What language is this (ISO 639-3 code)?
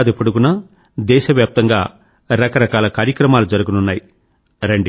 tel